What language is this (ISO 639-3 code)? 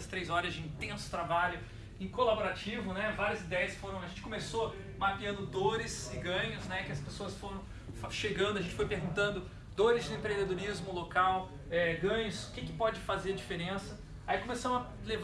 por